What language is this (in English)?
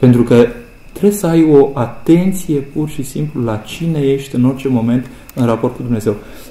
Romanian